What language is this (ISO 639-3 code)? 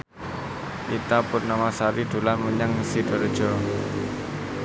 jav